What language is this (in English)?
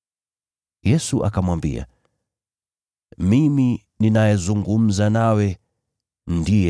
Swahili